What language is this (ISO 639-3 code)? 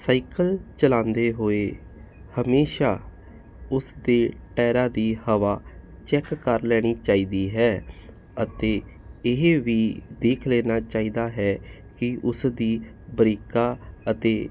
pan